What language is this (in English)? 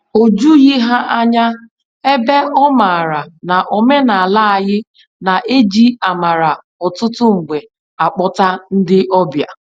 Igbo